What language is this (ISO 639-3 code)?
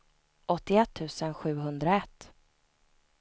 swe